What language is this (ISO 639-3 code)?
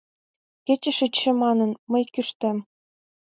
chm